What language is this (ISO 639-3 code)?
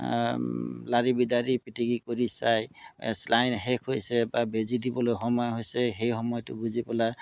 asm